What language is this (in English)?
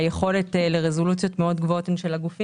Hebrew